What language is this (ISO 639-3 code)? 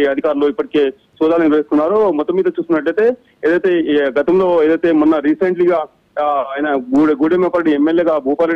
tel